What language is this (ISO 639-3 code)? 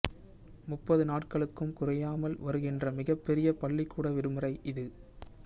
tam